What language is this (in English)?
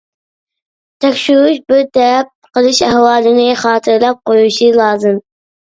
Uyghur